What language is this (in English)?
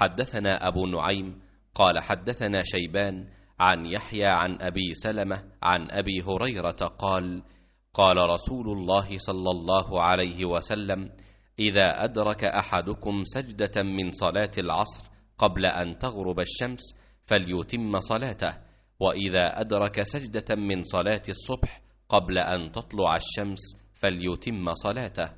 Arabic